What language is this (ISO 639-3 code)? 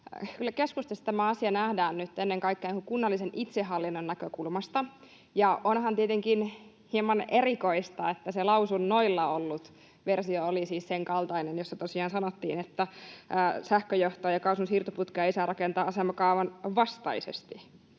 fin